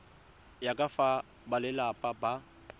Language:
Tswana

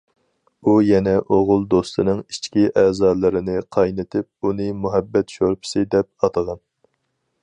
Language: Uyghur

